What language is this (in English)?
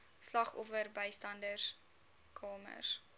Afrikaans